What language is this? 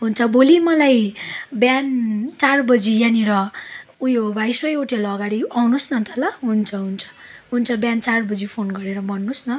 Nepali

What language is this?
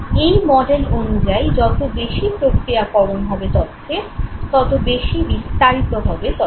Bangla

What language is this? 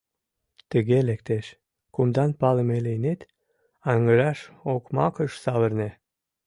Mari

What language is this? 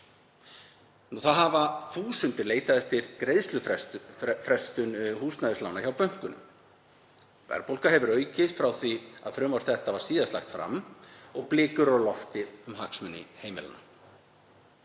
Icelandic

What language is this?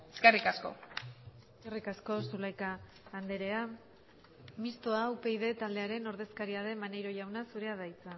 Basque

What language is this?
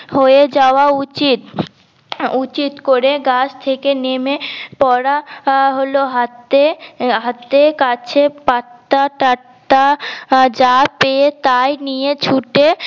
Bangla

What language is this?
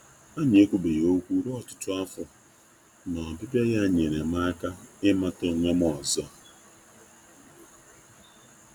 Igbo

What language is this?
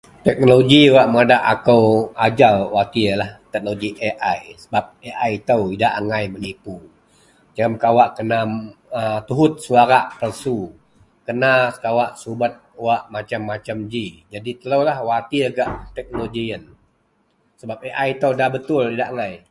Central Melanau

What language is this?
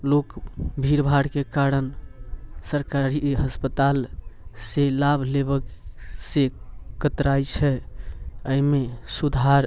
Maithili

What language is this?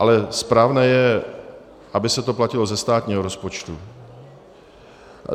Czech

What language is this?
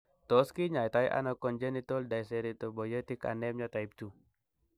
Kalenjin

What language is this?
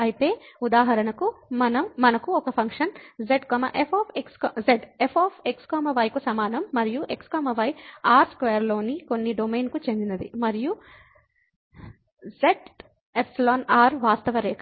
Telugu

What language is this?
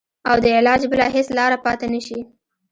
Pashto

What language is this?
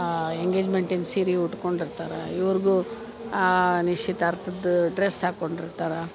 Kannada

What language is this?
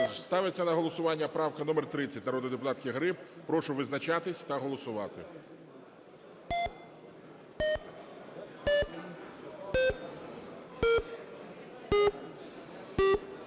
Ukrainian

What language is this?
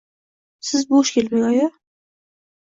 Uzbek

